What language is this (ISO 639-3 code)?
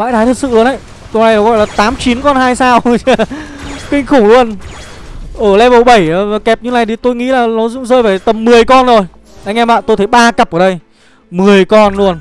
vie